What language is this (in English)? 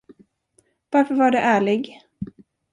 Swedish